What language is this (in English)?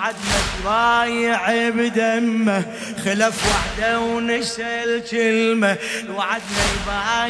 Arabic